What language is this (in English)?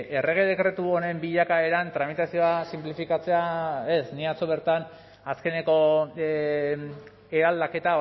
Basque